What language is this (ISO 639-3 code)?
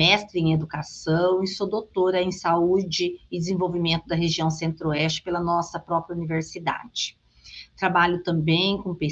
por